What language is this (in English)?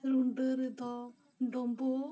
Santali